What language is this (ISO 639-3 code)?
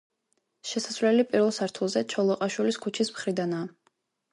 kat